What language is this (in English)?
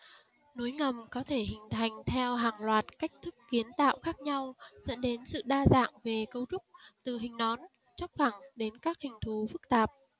Vietnamese